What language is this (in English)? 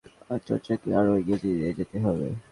Bangla